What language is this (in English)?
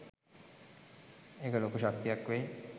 Sinhala